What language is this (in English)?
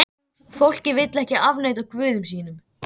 Icelandic